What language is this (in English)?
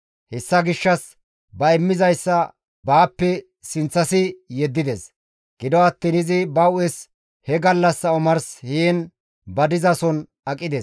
Gamo